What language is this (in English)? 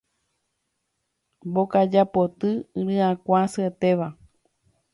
Guarani